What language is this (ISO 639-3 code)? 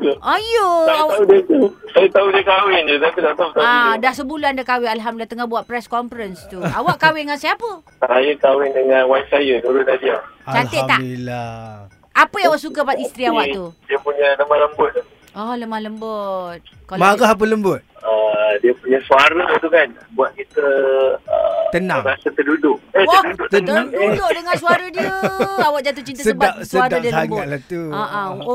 msa